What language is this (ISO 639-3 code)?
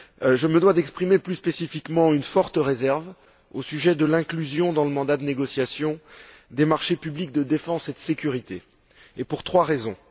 fra